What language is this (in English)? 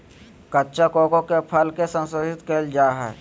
Magahi